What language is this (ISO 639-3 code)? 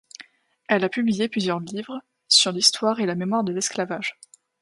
fra